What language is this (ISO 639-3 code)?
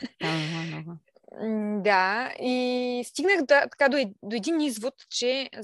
bul